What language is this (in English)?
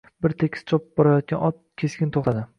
Uzbek